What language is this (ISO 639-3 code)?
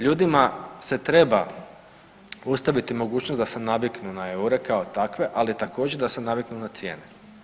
hrv